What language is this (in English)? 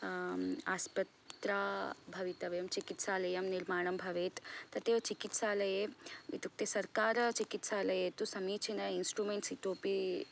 Sanskrit